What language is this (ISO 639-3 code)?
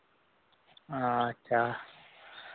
sat